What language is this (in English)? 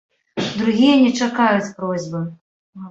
Belarusian